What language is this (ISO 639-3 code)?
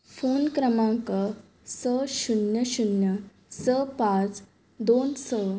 kok